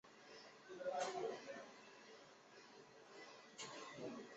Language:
Chinese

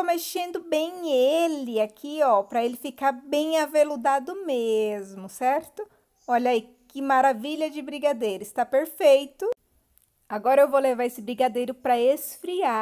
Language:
Portuguese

